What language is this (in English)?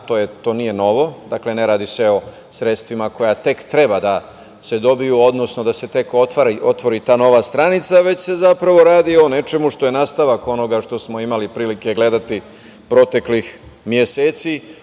Serbian